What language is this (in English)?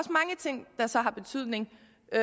Danish